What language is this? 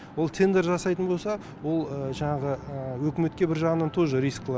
Kazakh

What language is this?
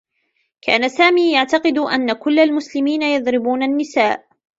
Arabic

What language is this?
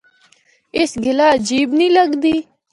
Northern Hindko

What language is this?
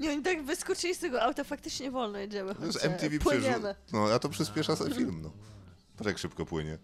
Polish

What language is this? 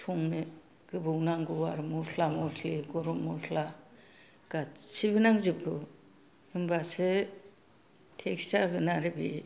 Bodo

